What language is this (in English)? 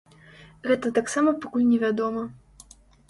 Belarusian